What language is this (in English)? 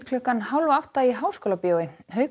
Icelandic